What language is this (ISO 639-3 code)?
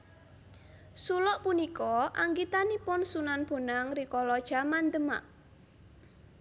jav